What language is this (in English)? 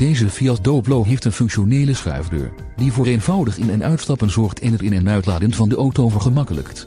Dutch